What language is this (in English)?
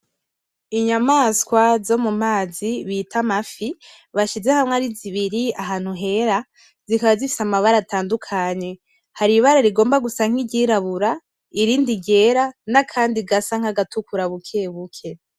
Rundi